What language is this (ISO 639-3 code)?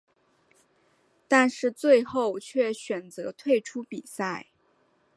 zho